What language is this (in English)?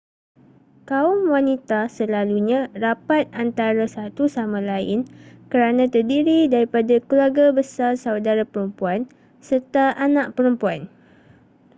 Malay